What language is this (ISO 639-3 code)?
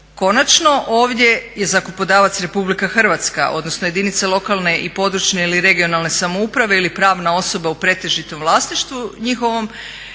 hrv